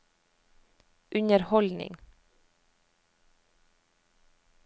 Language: Norwegian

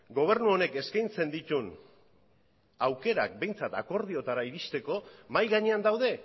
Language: Basque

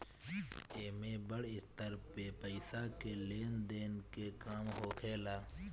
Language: Bhojpuri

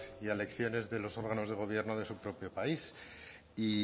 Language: Spanish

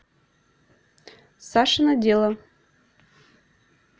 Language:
Russian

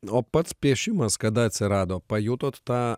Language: Lithuanian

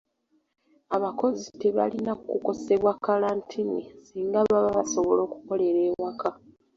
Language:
Ganda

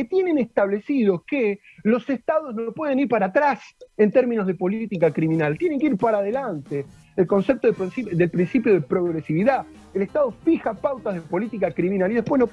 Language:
Spanish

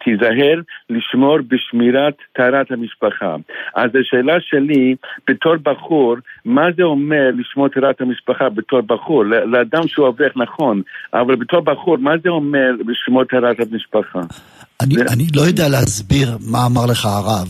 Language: Hebrew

